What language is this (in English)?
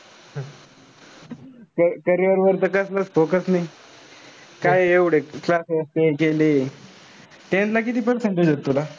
Marathi